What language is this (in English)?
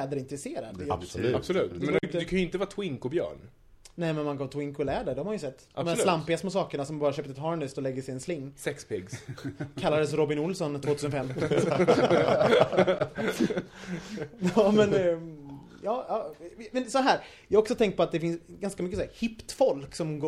Swedish